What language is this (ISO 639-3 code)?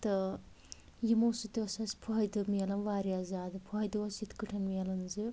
kas